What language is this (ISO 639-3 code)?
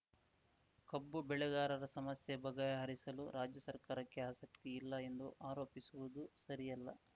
kan